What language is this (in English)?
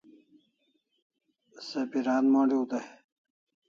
Kalasha